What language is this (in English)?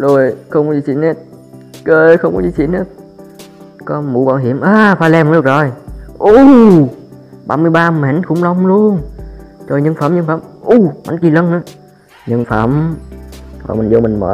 Vietnamese